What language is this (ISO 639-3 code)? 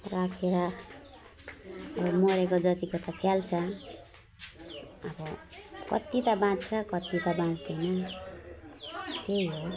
nep